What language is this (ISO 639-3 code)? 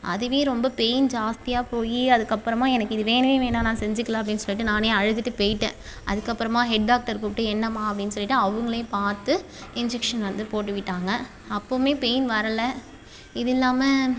tam